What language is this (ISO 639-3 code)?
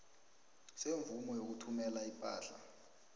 nbl